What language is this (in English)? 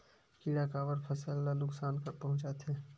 Chhattisgarhi